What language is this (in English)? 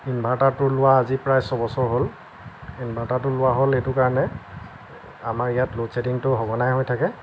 Assamese